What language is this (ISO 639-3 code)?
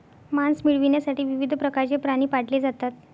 mar